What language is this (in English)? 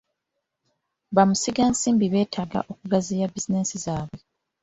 Ganda